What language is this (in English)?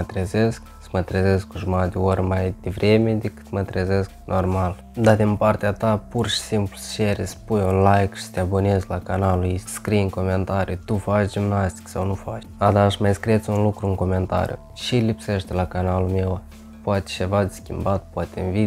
Romanian